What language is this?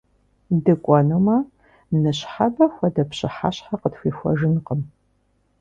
Kabardian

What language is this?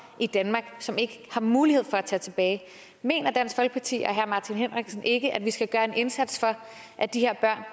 Danish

